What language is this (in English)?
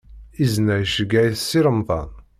Kabyle